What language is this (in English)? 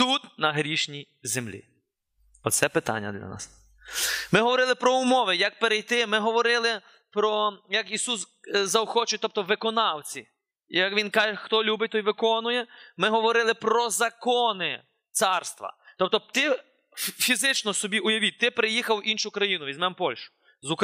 Ukrainian